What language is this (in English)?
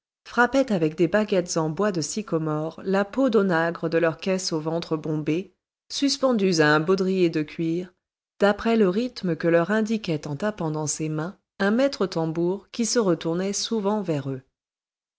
French